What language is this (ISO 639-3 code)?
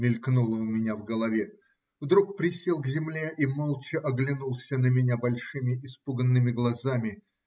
rus